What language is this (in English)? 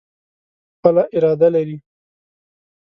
Pashto